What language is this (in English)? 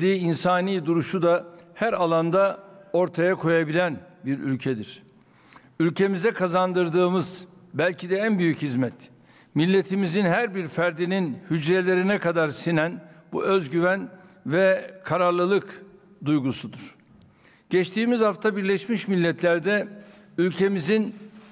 Turkish